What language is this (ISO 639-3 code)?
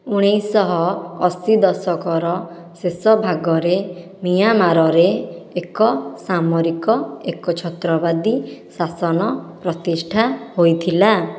ori